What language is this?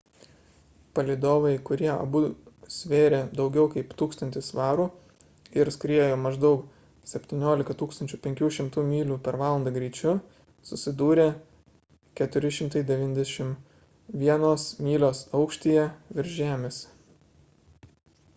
Lithuanian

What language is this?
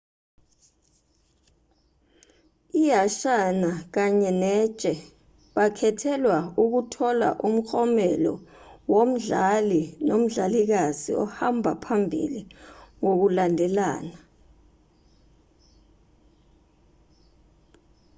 Zulu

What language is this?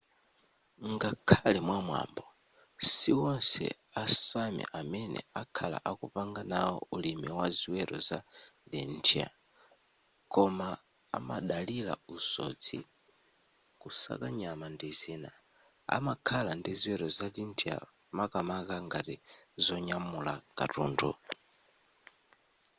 Nyanja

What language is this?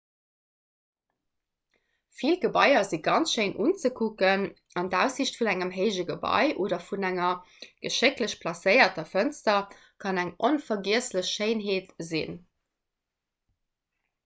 Luxembourgish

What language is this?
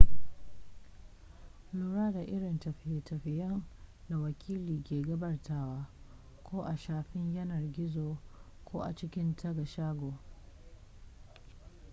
Hausa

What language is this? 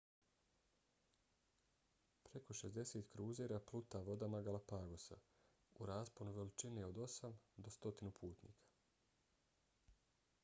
Bosnian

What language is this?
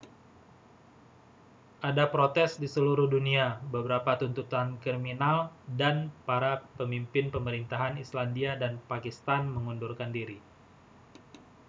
Indonesian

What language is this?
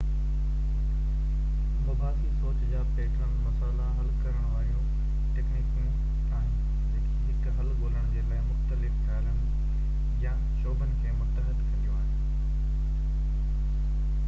Sindhi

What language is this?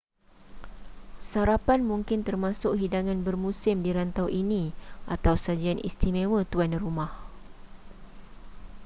Malay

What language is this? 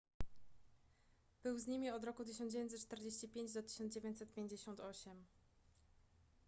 Polish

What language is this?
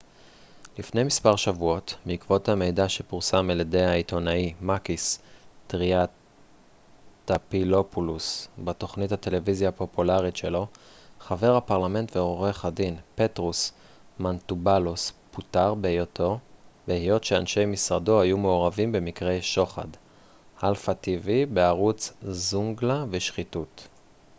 Hebrew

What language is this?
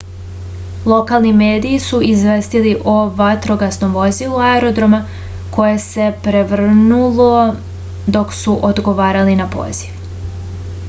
Serbian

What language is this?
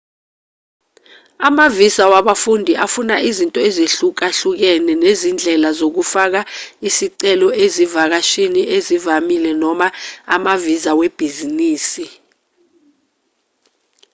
Zulu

